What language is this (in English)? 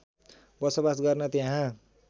Nepali